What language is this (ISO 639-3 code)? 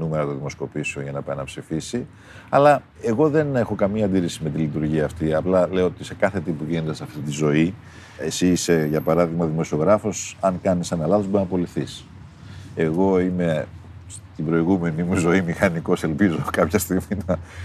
ell